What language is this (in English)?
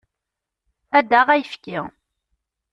Kabyle